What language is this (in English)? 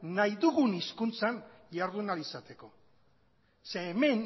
Basque